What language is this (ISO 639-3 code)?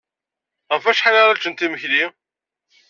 kab